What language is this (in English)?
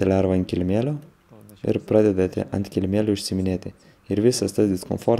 Lithuanian